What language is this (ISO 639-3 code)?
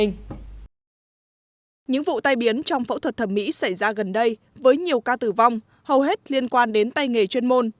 vie